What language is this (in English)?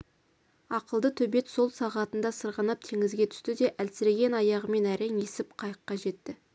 Kazakh